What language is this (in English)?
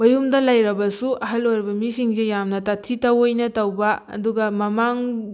Manipuri